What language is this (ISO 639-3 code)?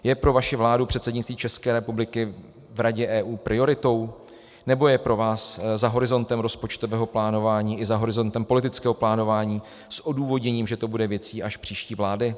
ces